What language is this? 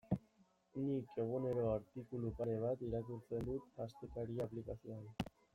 Basque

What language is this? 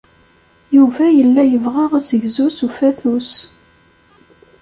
Kabyle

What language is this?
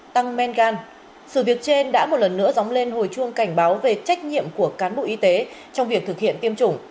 Vietnamese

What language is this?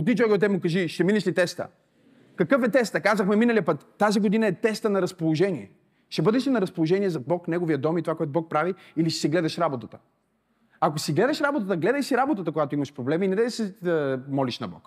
Bulgarian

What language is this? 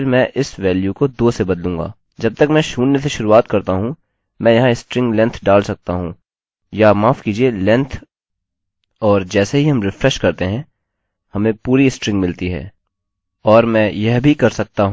Hindi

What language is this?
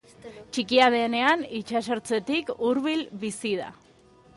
Basque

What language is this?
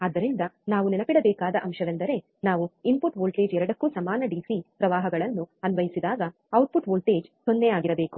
Kannada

